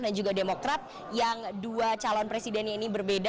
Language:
Indonesian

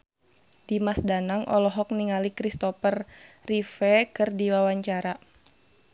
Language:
Sundanese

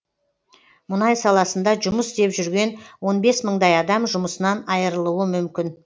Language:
Kazakh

